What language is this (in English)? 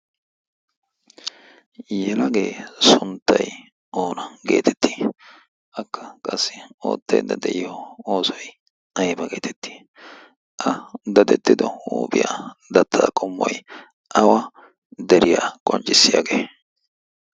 Wolaytta